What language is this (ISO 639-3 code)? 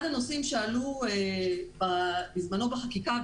heb